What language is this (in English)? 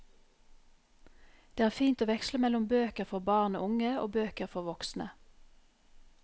Norwegian